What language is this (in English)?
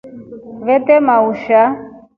Rombo